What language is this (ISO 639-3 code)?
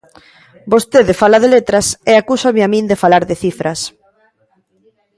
glg